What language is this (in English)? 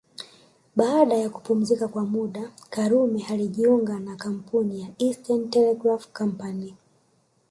Swahili